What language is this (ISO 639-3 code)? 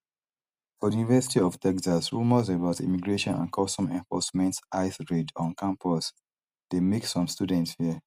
pcm